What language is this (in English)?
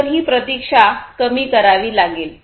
Marathi